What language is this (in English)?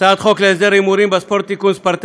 Hebrew